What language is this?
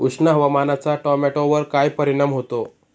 Marathi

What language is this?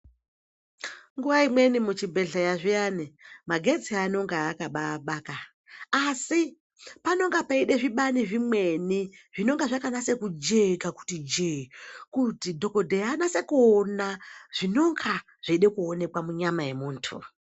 Ndau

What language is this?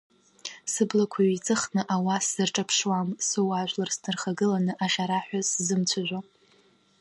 Abkhazian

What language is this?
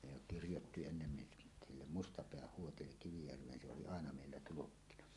Finnish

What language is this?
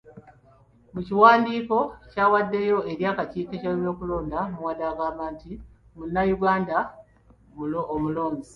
Ganda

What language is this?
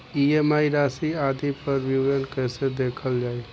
Bhojpuri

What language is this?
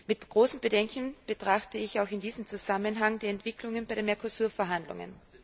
German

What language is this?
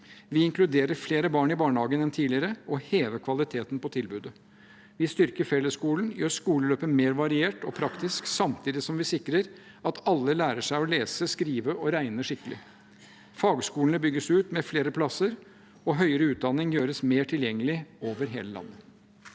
Norwegian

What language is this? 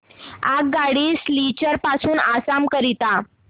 Marathi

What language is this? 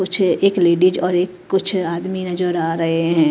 Hindi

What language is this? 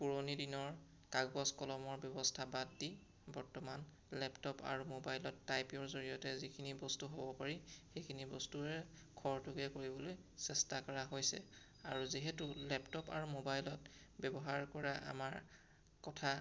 Assamese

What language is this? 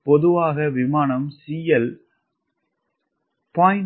Tamil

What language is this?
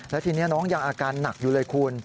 Thai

